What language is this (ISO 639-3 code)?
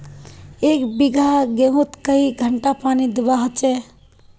mag